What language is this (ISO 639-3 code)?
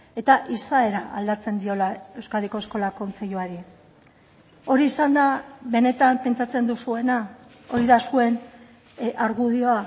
eus